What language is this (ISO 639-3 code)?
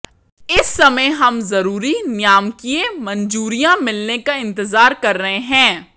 hin